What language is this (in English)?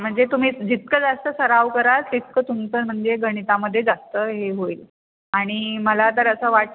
Marathi